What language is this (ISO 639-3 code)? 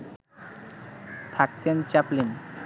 ben